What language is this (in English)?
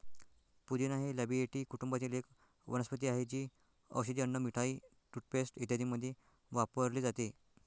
Marathi